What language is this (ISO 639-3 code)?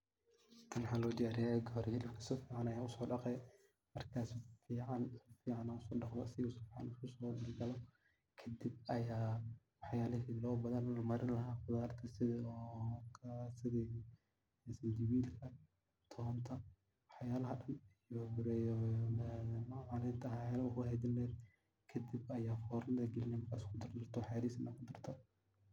som